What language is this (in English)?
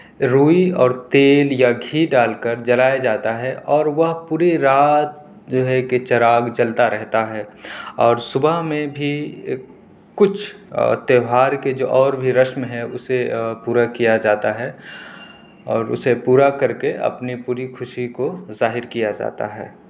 Urdu